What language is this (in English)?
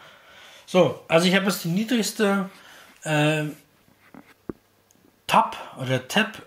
German